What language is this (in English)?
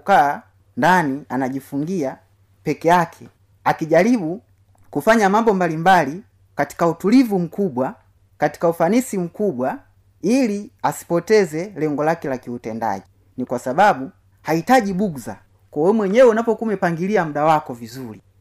Swahili